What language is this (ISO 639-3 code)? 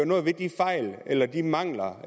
dan